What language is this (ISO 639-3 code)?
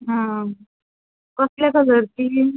kok